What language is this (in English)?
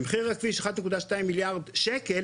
Hebrew